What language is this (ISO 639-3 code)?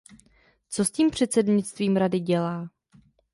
ces